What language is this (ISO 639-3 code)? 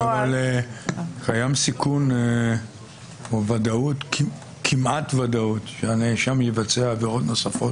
heb